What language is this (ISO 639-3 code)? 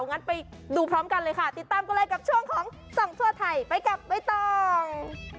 tha